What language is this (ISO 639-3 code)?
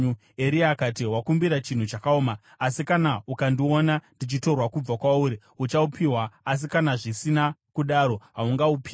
sna